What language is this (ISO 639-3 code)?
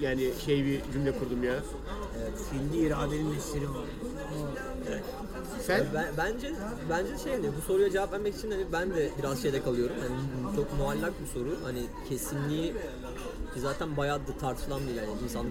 tur